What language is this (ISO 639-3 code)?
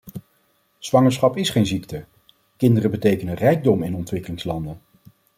nld